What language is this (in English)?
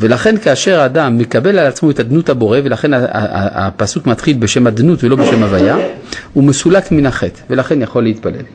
Hebrew